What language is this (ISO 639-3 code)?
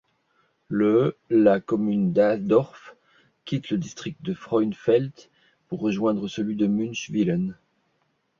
fra